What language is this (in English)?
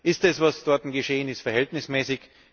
German